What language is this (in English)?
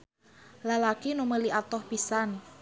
Sundanese